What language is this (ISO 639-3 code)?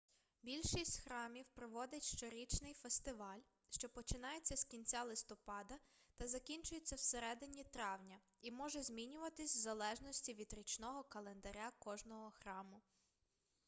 ukr